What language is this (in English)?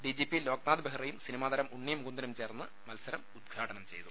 Malayalam